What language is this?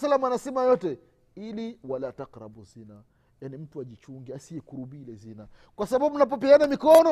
Swahili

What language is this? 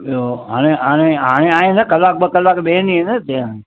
Sindhi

